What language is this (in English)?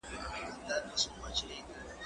Pashto